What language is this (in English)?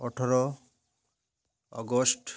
Odia